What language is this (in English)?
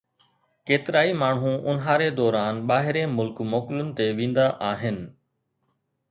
Sindhi